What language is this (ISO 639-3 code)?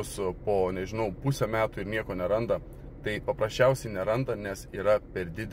lit